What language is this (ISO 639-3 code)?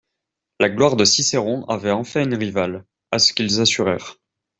fra